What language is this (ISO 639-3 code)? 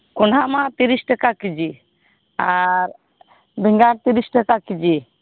sat